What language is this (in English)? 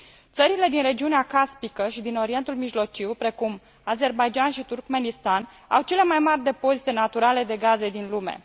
Romanian